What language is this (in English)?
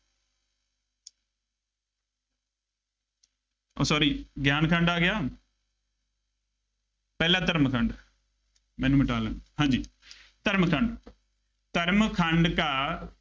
Punjabi